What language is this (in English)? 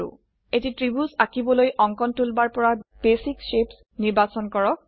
Assamese